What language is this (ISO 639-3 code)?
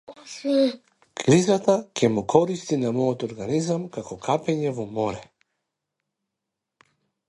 mkd